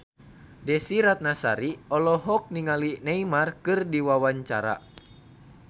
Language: Sundanese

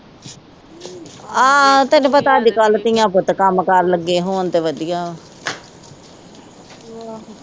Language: Punjabi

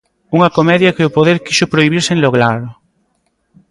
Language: Galician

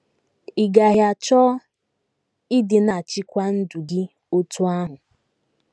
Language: Igbo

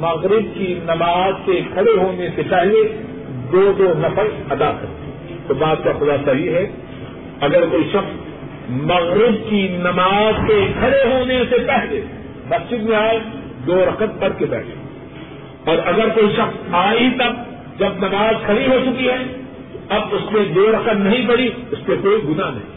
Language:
Urdu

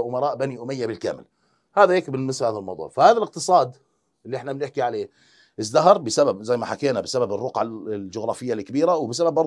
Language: Arabic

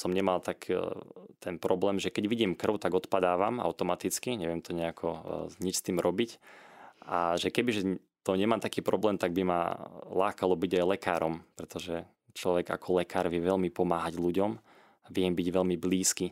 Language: Slovak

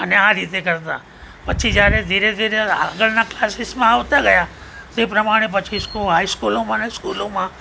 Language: Gujarati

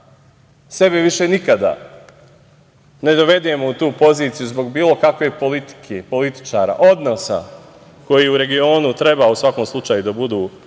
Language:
Serbian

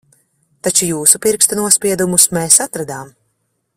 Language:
Latvian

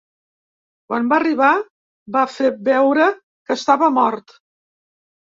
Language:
Catalan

